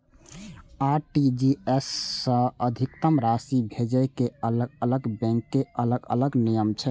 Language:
Maithili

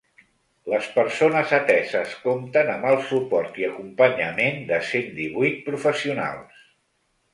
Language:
Catalan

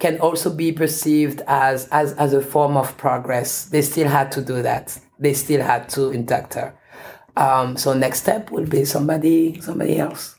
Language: English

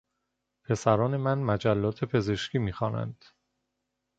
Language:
Persian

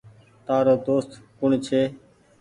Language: Goaria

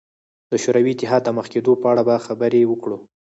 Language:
Pashto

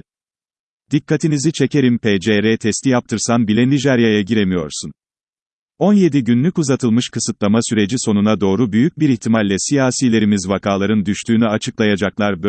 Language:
Turkish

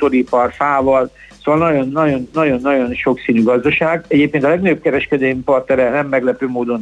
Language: Hungarian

